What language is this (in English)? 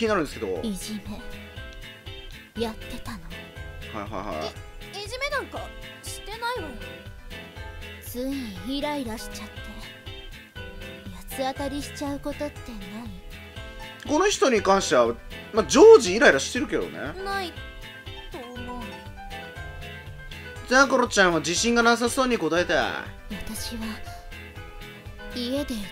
Japanese